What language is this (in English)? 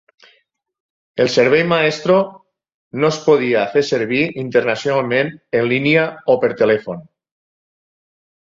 Catalan